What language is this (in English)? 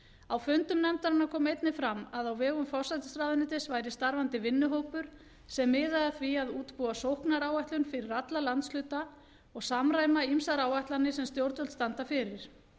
Icelandic